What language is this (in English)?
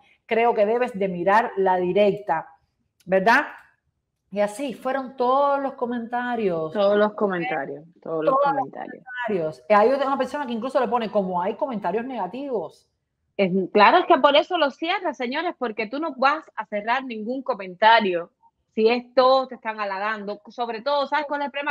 Spanish